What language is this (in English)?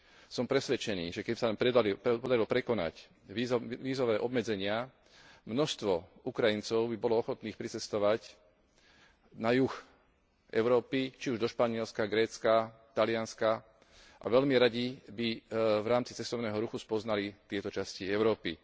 Slovak